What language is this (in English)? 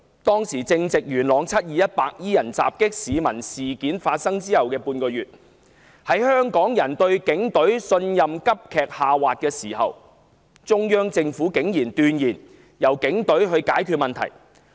Cantonese